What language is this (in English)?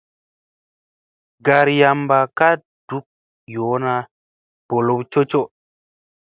Musey